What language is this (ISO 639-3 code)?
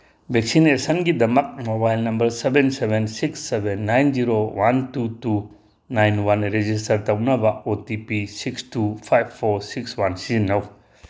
mni